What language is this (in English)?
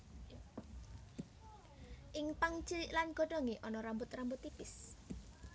Javanese